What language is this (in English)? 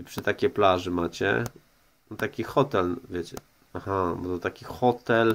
Polish